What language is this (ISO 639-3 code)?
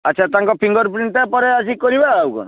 ori